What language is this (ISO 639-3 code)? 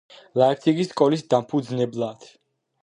kat